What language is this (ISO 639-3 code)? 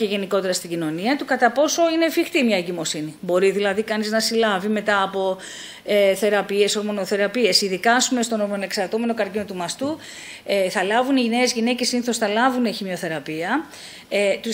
ell